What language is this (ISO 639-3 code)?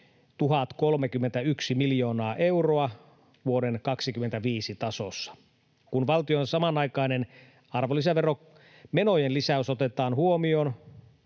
fin